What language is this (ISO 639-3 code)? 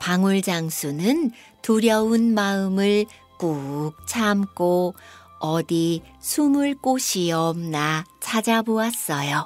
kor